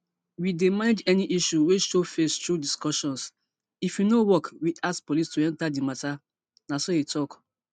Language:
Nigerian Pidgin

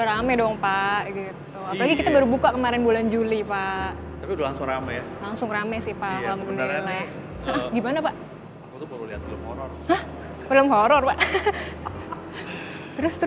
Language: Indonesian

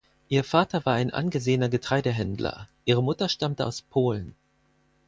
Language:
German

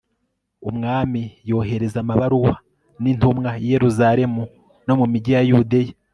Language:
Kinyarwanda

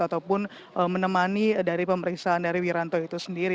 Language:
Indonesian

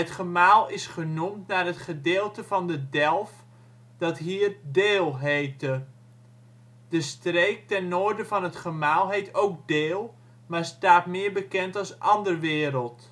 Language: Dutch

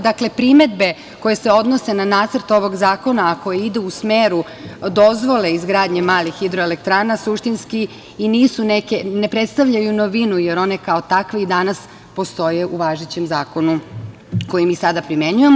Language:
Serbian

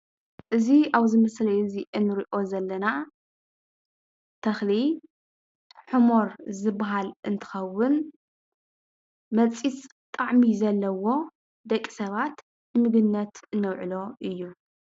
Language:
Tigrinya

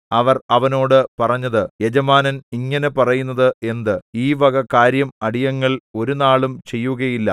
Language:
Malayalam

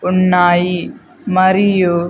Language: Telugu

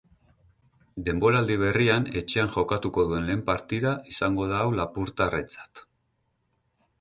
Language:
Basque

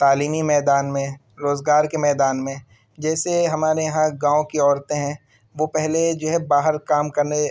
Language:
Urdu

